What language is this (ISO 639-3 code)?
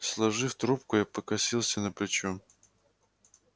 rus